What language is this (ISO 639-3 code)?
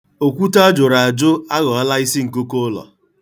ibo